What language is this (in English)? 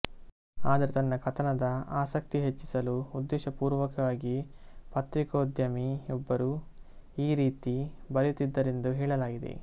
Kannada